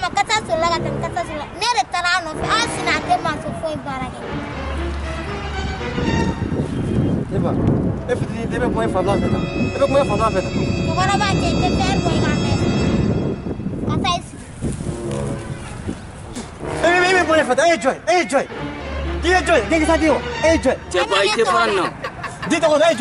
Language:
Arabic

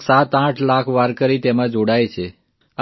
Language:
Gujarati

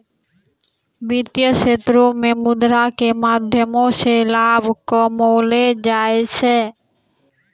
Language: Maithili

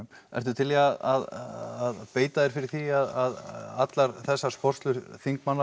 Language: Icelandic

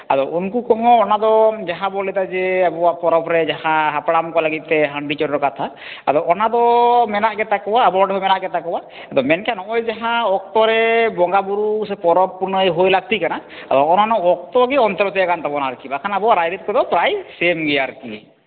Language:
Santali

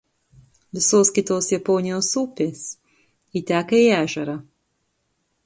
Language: Lithuanian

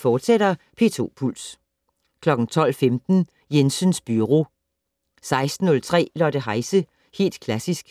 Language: Danish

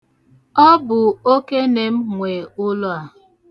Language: Igbo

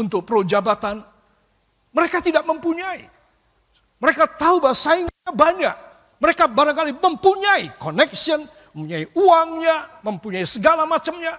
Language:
Indonesian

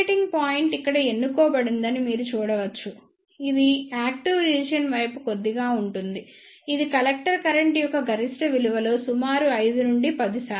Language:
Telugu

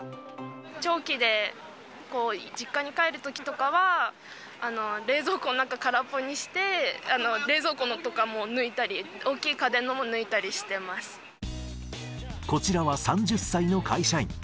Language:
Japanese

